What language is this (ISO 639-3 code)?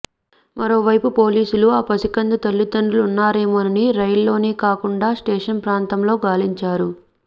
tel